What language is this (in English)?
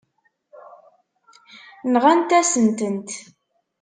Kabyle